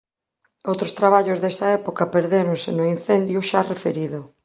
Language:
Galician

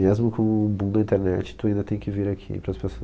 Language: Portuguese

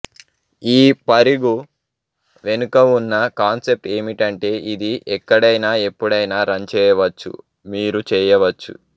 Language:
Telugu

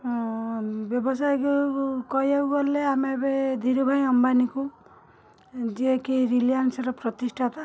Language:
Odia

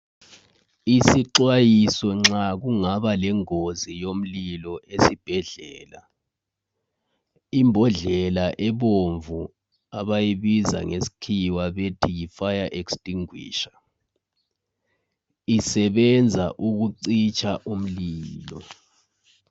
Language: North Ndebele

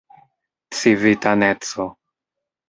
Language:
Esperanto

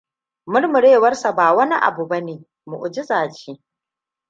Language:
Hausa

